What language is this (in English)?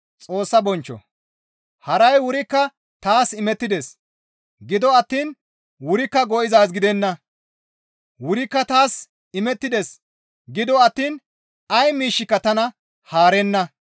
Gamo